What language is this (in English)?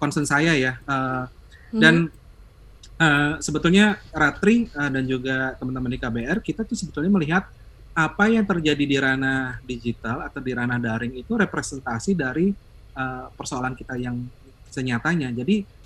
Indonesian